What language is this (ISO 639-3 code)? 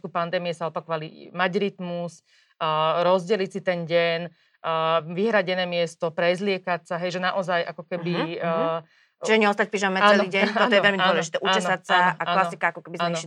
slk